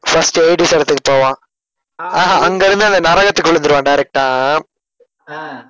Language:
Tamil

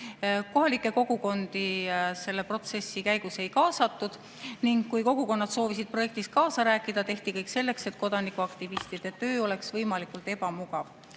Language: Estonian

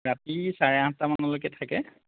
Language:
Assamese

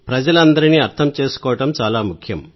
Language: Telugu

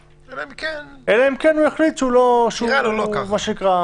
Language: Hebrew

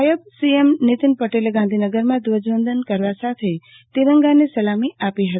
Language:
Gujarati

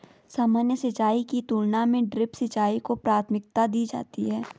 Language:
Hindi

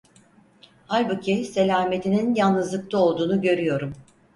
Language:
Turkish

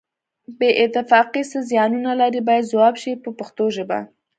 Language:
Pashto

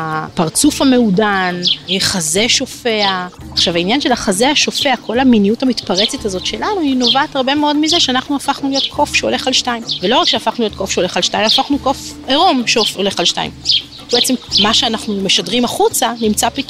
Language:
Hebrew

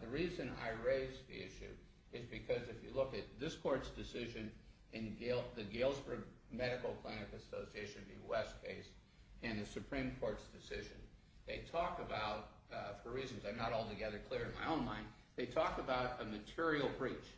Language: English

